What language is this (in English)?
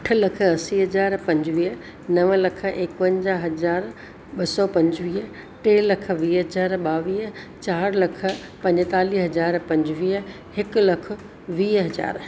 Sindhi